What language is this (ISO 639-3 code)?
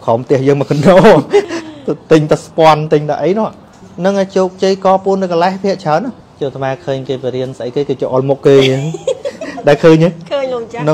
vie